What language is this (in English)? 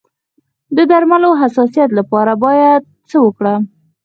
Pashto